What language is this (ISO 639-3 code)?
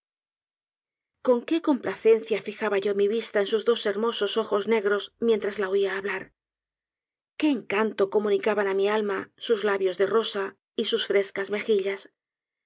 spa